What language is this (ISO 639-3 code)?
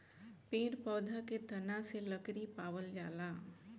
bho